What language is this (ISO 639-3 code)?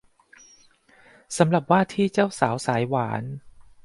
tha